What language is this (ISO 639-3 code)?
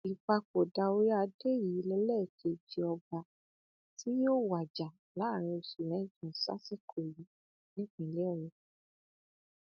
yor